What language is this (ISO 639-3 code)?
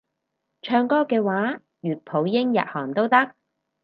yue